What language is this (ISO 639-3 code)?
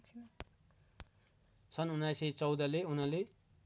nep